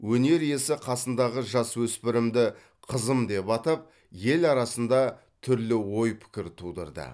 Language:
Kazakh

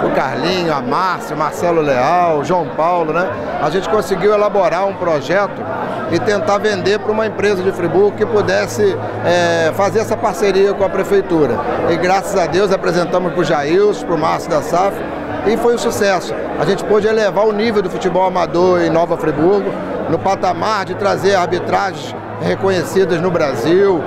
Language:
Portuguese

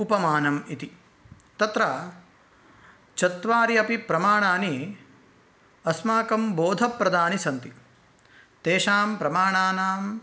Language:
Sanskrit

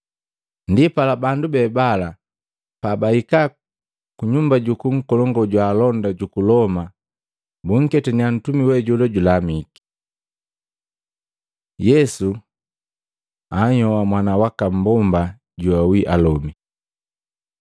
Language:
Matengo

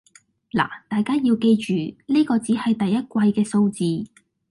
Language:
Cantonese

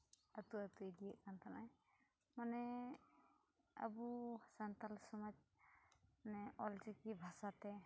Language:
Santali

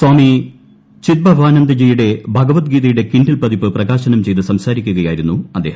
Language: Malayalam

